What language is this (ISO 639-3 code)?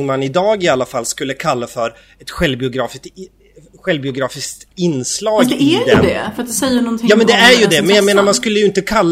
swe